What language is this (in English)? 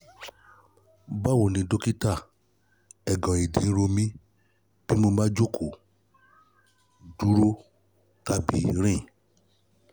Yoruba